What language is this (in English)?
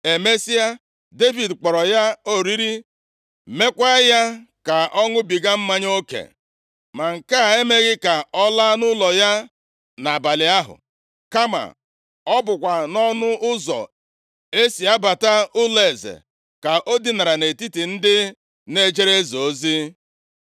Igbo